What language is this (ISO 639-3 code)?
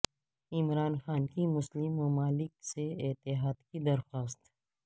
urd